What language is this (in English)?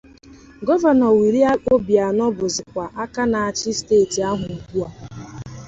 Igbo